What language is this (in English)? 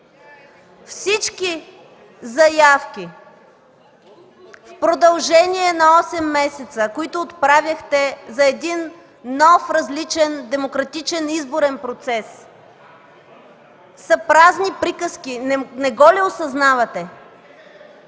Bulgarian